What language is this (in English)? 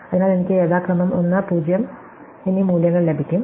Malayalam